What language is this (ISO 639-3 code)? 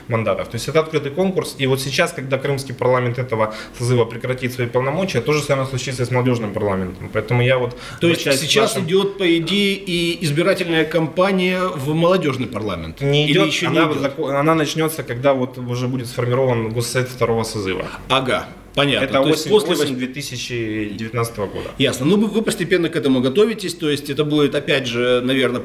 rus